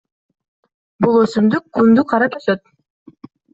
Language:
Kyrgyz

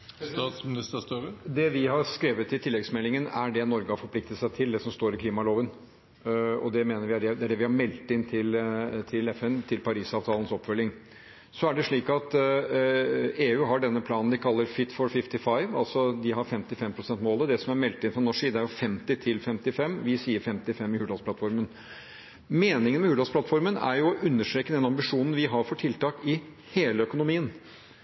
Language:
Norwegian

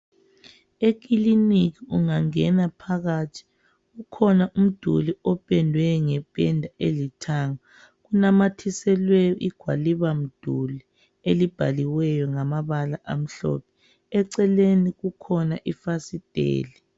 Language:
North Ndebele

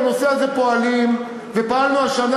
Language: Hebrew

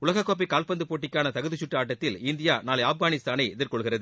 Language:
Tamil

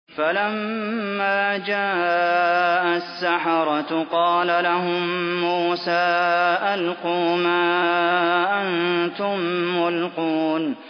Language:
Arabic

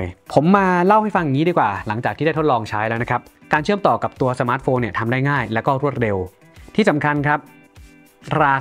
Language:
Thai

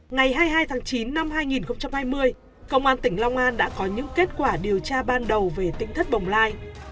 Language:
Vietnamese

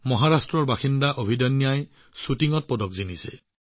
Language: Assamese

